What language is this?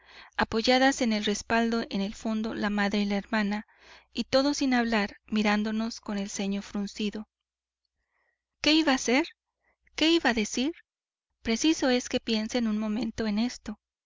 Spanish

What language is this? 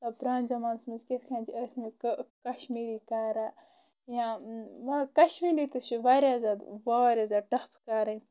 Kashmiri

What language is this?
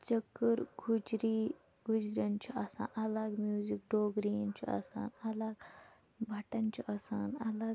Kashmiri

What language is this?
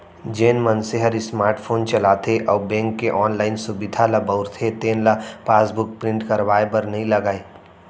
Chhattisgarhi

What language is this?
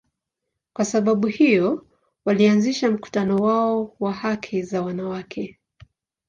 Swahili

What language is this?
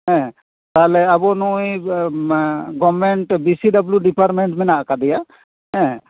Santali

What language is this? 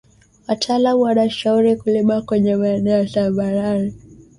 Swahili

